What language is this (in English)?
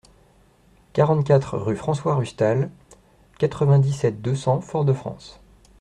French